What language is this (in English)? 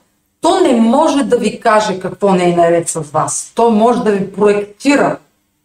Bulgarian